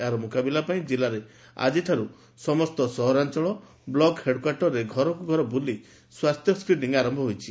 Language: Odia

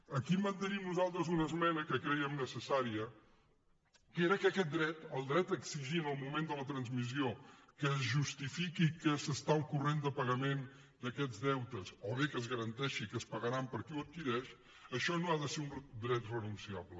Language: Catalan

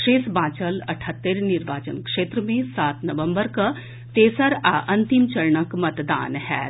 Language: Maithili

